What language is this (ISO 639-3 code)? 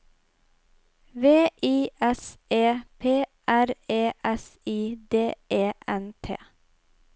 nor